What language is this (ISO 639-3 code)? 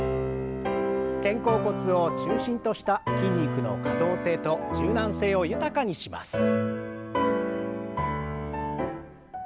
jpn